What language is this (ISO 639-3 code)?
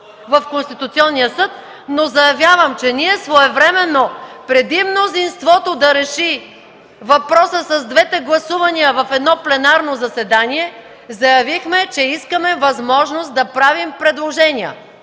bul